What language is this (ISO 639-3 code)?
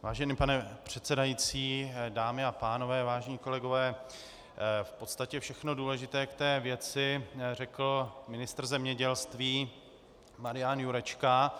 ces